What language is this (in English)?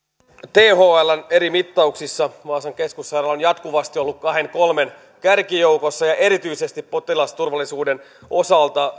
Finnish